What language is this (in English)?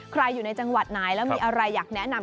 Thai